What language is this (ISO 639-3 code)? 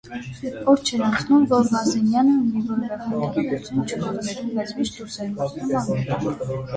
hye